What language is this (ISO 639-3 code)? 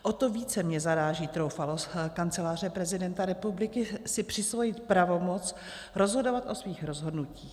ces